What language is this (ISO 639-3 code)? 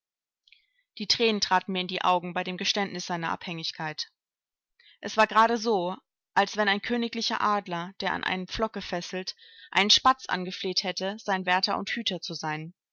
deu